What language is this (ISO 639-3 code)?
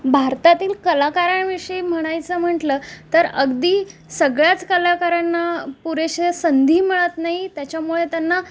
mar